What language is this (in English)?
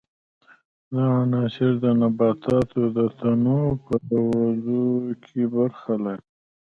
Pashto